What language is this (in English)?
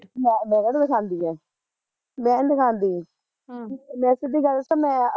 Punjabi